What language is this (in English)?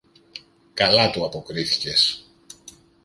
Greek